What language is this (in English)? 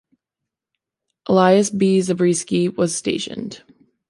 English